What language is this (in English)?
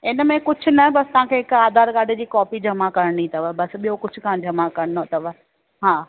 Sindhi